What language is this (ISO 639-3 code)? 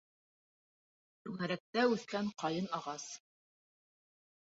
bak